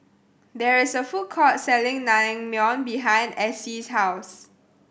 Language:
English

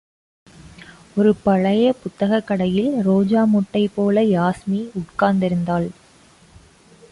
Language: Tamil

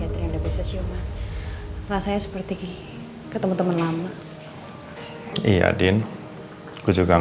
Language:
Indonesian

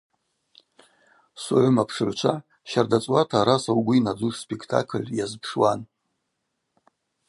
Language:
Abaza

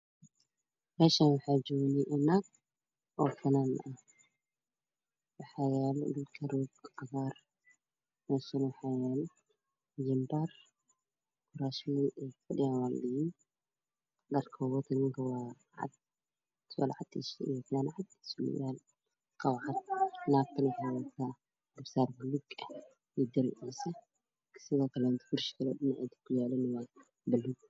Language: Somali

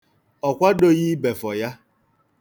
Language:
Igbo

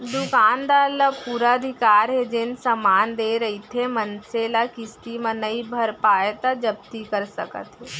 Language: Chhattisgarhi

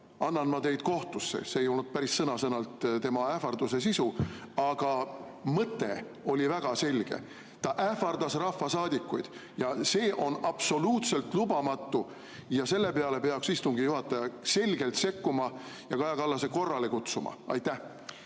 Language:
Estonian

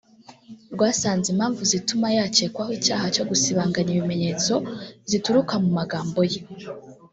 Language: Kinyarwanda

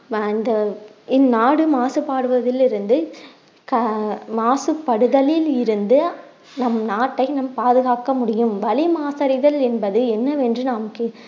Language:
Tamil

